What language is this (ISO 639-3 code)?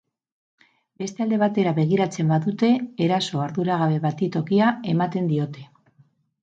eus